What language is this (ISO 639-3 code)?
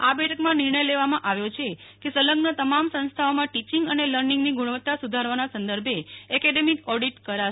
guj